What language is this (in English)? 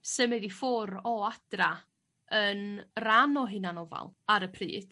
Welsh